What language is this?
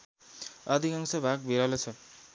Nepali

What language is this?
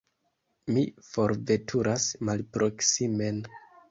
Esperanto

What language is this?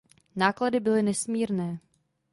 Czech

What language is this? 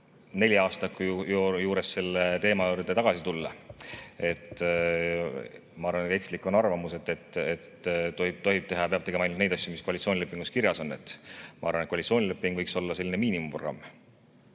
Estonian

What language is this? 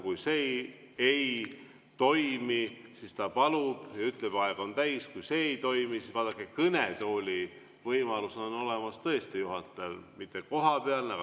Estonian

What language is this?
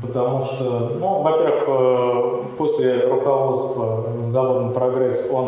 Russian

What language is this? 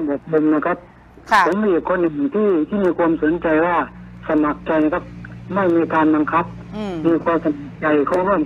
Thai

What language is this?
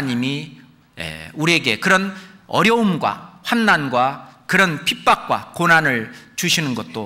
Korean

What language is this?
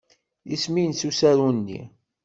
Kabyle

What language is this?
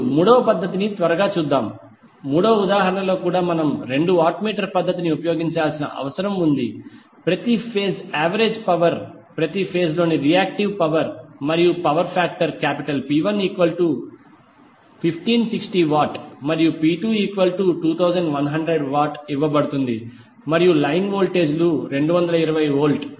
Telugu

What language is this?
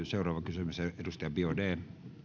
Finnish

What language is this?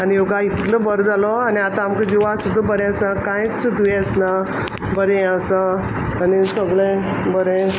Konkani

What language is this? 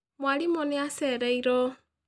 Kikuyu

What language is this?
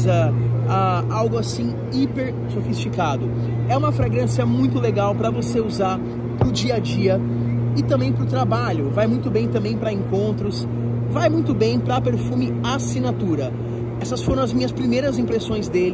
Portuguese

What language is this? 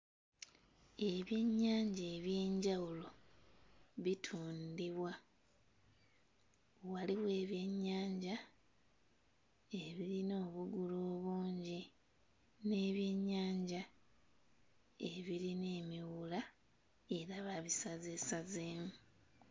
Ganda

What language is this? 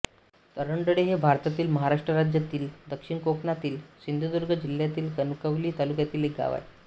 Marathi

